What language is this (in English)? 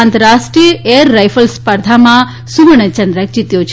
Gujarati